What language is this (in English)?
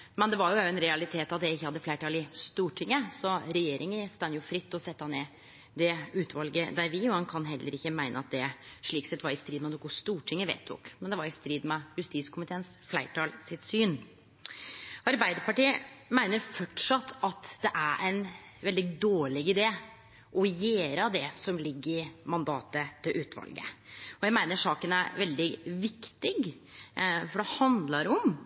Norwegian Nynorsk